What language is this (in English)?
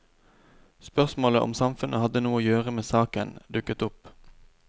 Norwegian